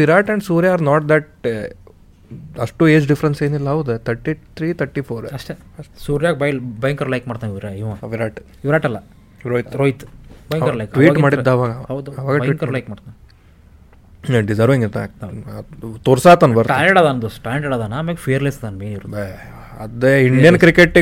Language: Kannada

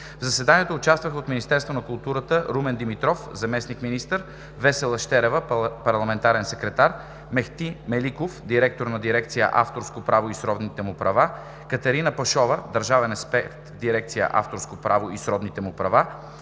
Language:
Bulgarian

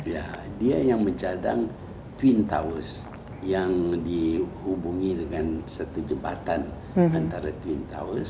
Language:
Indonesian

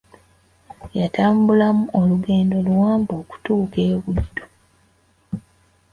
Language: Ganda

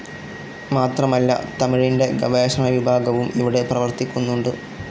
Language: Malayalam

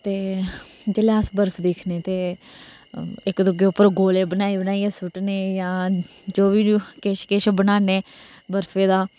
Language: Dogri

